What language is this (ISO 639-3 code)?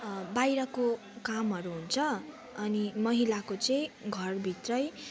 nep